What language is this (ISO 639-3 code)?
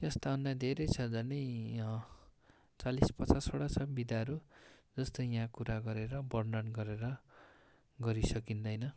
nep